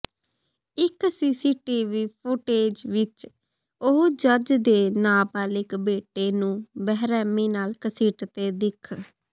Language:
Punjabi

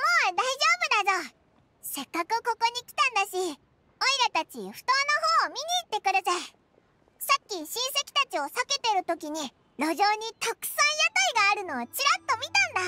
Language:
Japanese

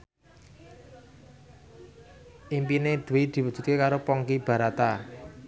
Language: Javanese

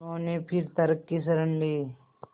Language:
Hindi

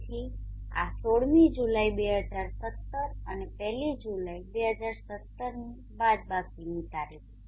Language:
Gujarati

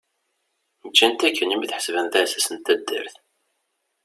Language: Kabyle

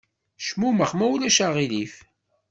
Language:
Kabyle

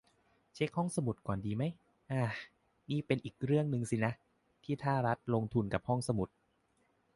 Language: Thai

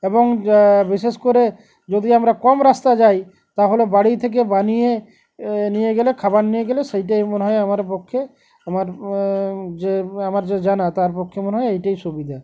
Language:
Bangla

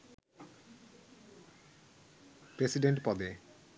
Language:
Bangla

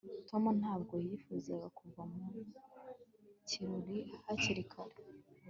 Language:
Kinyarwanda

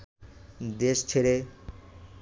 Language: Bangla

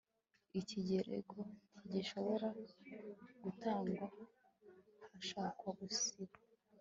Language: Kinyarwanda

